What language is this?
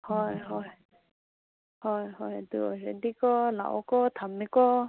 Manipuri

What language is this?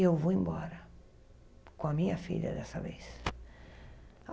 Portuguese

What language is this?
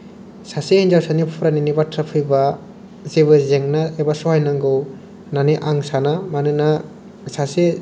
Bodo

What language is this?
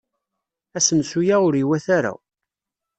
Kabyle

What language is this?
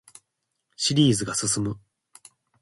Japanese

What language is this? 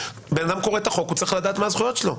Hebrew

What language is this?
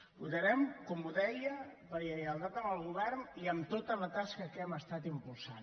Catalan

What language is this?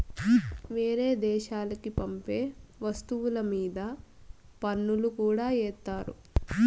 Telugu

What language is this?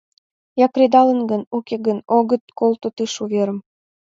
Mari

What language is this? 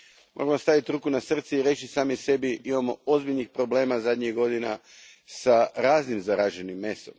Croatian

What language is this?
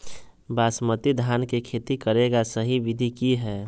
Magahi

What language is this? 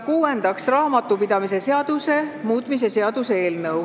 Estonian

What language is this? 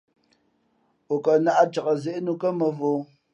Fe'fe'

